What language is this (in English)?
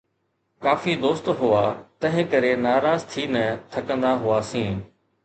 Sindhi